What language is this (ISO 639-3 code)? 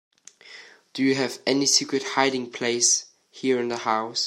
eng